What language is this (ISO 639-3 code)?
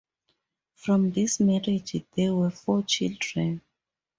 eng